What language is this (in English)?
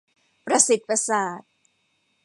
Thai